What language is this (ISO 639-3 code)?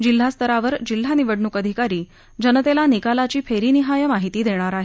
mar